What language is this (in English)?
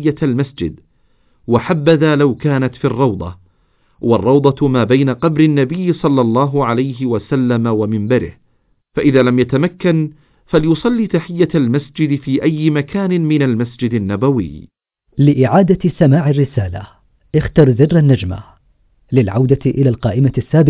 Arabic